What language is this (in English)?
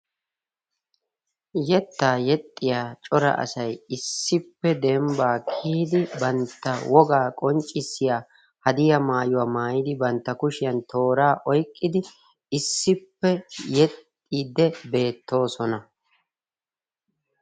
Wolaytta